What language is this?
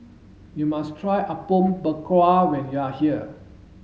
English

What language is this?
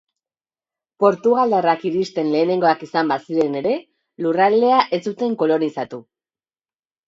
Basque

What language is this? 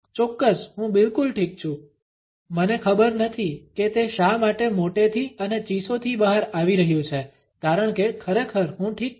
Gujarati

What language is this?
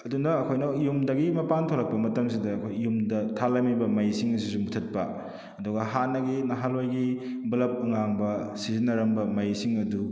Manipuri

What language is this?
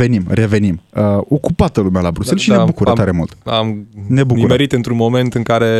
Romanian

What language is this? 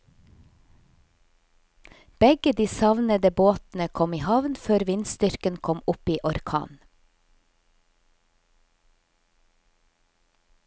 Norwegian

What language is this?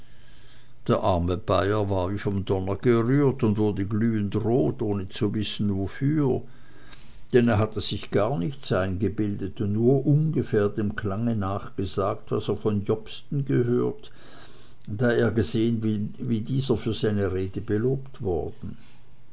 German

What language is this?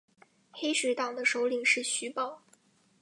Chinese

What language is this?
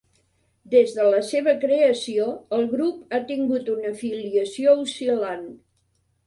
Catalan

